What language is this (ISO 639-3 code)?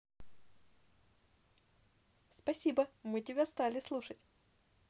rus